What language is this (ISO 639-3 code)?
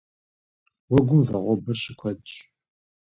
kbd